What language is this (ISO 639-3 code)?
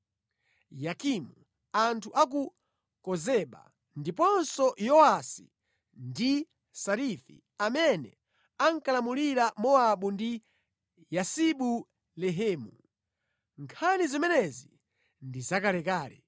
nya